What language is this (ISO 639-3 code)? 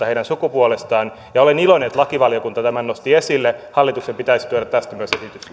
fin